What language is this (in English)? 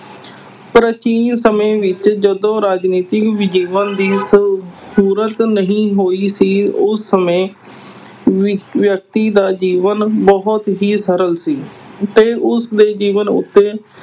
Punjabi